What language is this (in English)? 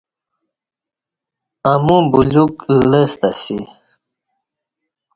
Kati